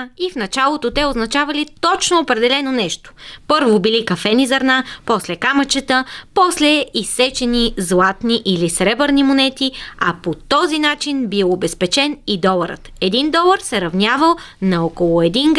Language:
Bulgarian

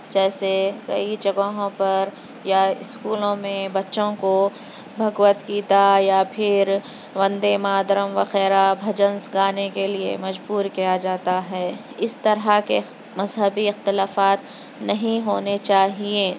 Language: Urdu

